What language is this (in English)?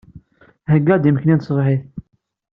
Kabyle